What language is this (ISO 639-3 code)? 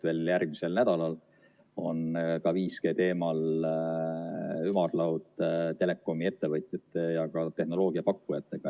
est